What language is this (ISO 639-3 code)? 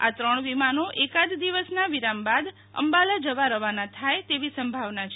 guj